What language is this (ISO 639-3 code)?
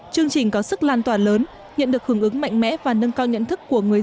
vie